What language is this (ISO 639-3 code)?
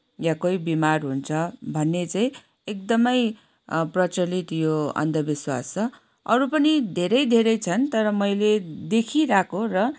nep